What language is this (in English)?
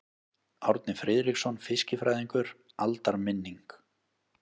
Icelandic